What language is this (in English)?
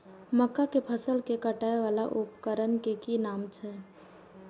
Maithili